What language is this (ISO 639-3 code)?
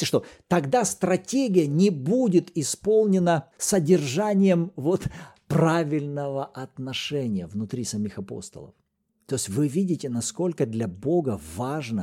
rus